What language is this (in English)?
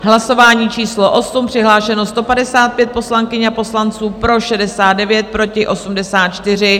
Czech